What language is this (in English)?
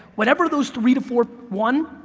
English